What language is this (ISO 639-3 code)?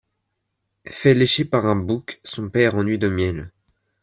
fra